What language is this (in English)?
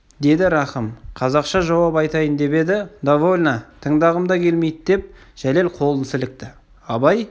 Kazakh